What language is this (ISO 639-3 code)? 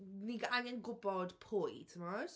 cym